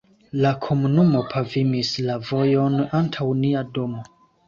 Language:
Esperanto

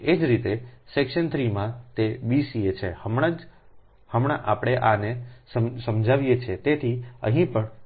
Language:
Gujarati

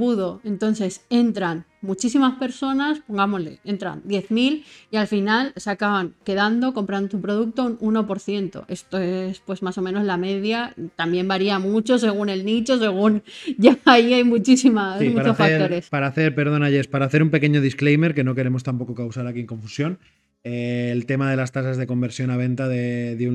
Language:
Spanish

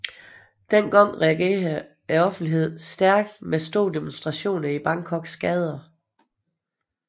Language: Danish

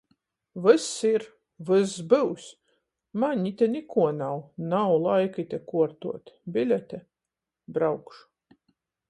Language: Latgalian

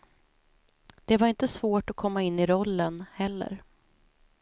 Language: Swedish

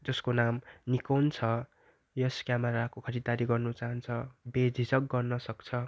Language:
Nepali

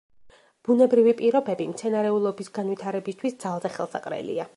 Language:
Georgian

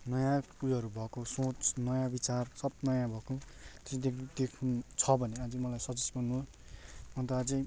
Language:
Nepali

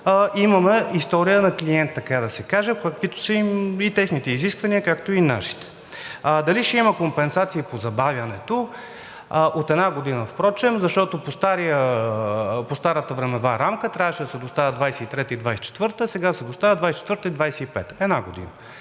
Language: Bulgarian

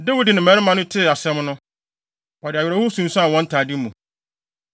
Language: Akan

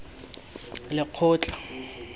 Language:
Tswana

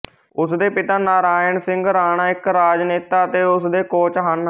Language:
Punjabi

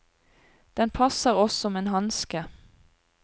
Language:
Norwegian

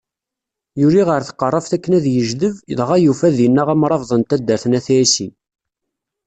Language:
Kabyle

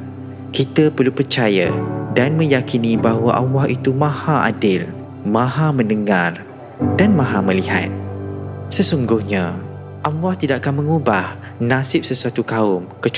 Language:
Malay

